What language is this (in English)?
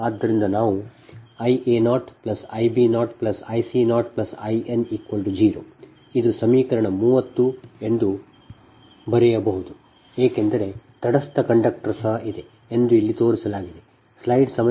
Kannada